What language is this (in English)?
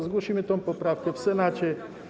Polish